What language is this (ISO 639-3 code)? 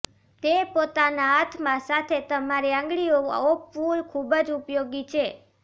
guj